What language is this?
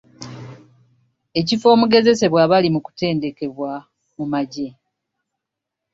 Ganda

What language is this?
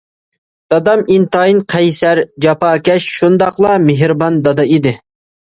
Uyghur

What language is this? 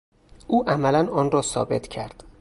Persian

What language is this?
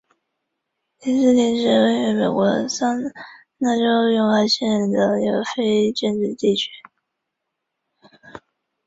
Chinese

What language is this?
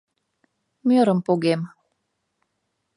Mari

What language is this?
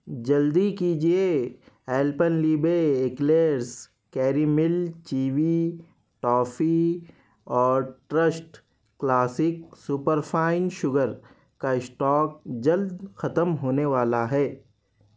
Urdu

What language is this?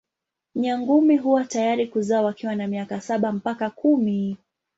Swahili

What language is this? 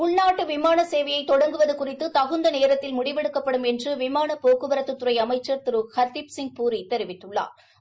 Tamil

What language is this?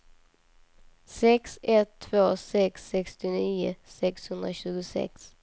Swedish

